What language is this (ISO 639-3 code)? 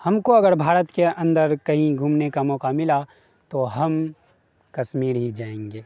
urd